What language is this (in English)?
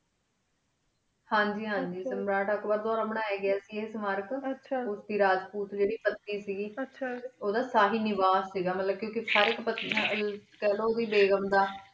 Punjabi